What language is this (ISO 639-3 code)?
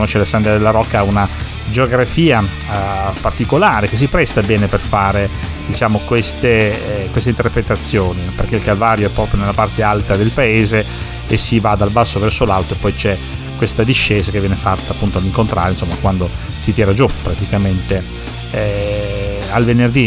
ita